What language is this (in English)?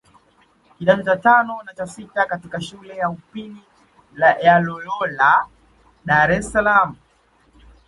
Swahili